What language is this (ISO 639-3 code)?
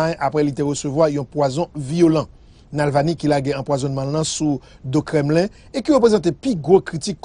fra